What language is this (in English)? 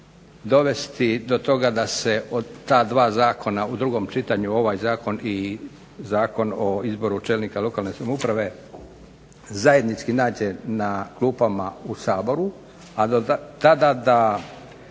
Croatian